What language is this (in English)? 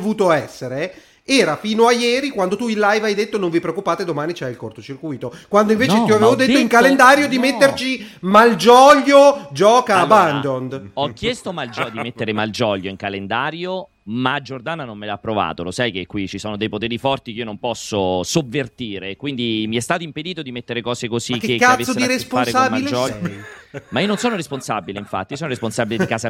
Italian